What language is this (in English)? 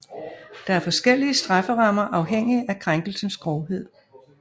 Danish